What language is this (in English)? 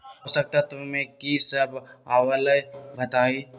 Magahi